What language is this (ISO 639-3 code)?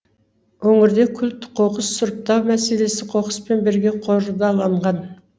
kaz